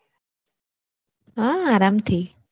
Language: Gujarati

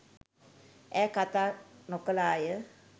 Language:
Sinhala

